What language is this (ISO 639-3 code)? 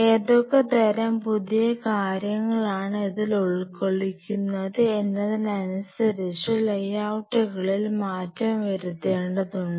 mal